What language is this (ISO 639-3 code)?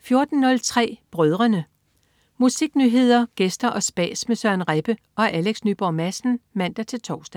dan